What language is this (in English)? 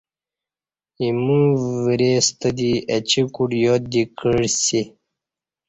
Kati